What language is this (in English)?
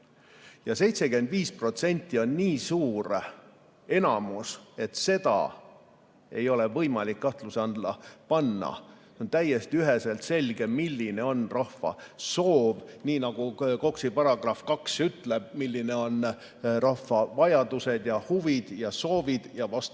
Estonian